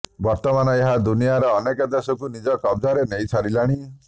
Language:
Odia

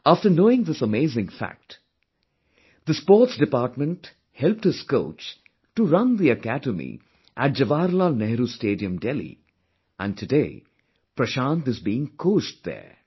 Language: English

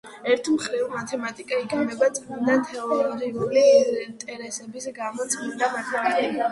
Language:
Georgian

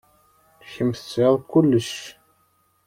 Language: Kabyle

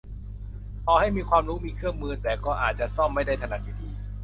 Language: Thai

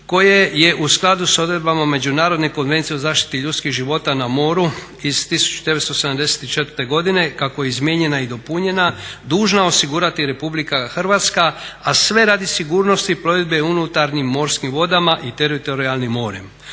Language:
Croatian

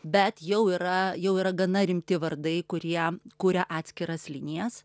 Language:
Lithuanian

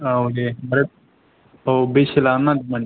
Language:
Bodo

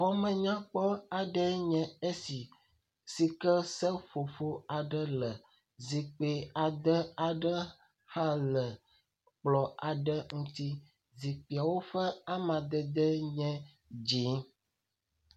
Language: Ewe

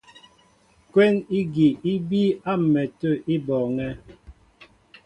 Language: Mbo (Cameroon)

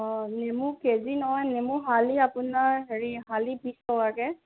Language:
Assamese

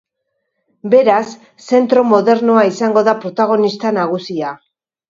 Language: Basque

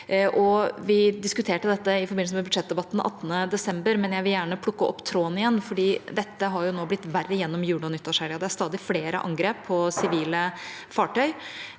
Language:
Norwegian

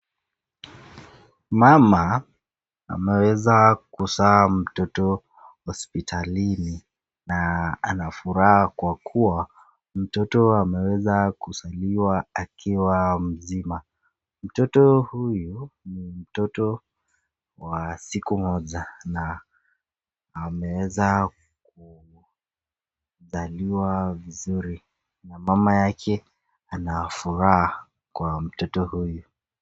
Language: Swahili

